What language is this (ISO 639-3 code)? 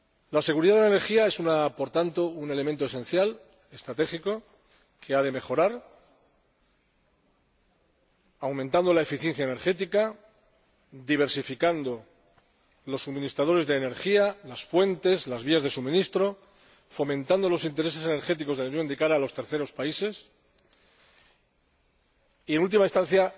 spa